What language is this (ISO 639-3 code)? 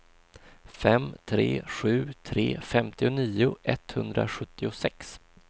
swe